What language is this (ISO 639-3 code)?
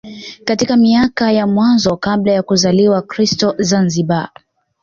swa